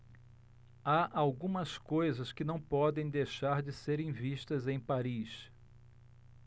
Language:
Portuguese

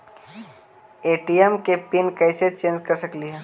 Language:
Magahi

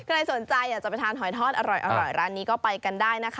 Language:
Thai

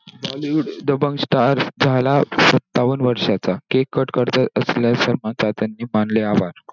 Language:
Marathi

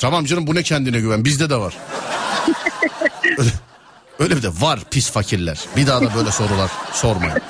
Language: Turkish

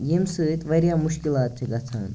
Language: Kashmiri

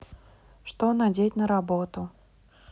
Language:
Russian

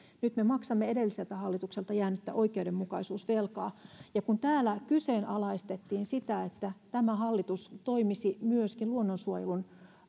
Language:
Finnish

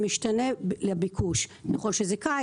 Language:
Hebrew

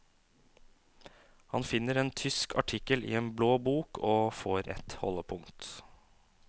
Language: Norwegian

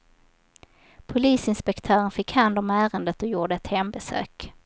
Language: Swedish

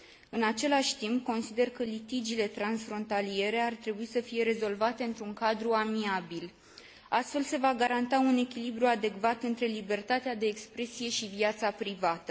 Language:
Romanian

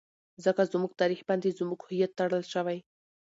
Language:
Pashto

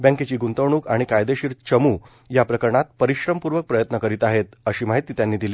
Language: Marathi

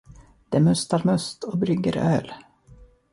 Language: Swedish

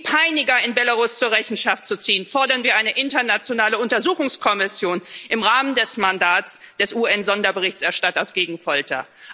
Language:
German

